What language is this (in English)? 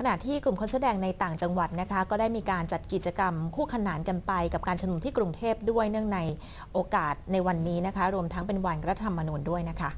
Thai